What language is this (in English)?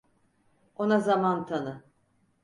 Turkish